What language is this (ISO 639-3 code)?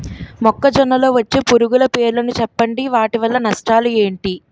tel